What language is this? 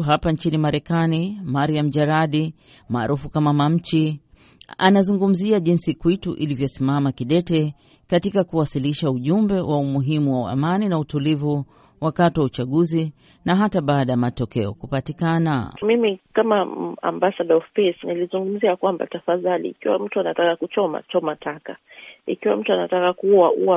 Swahili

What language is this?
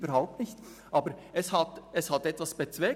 Swiss German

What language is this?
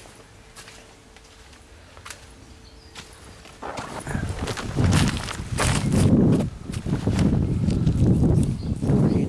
Italian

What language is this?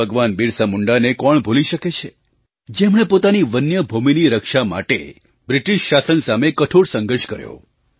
Gujarati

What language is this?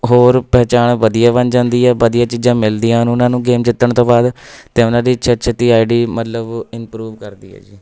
Punjabi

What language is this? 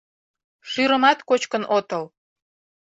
Mari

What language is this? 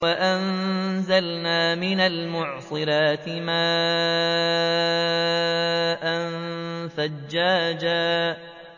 Arabic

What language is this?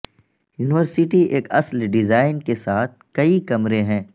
Urdu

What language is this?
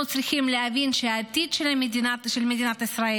Hebrew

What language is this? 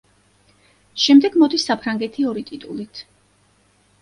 Georgian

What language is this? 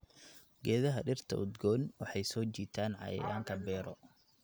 Somali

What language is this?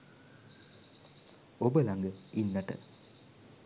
Sinhala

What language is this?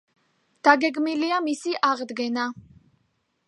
Georgian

